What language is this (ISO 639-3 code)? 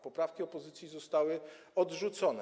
pol